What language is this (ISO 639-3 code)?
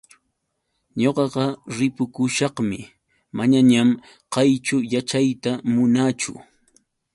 qux